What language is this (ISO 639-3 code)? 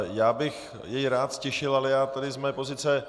ces